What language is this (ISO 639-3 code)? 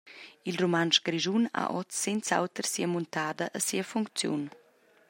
roh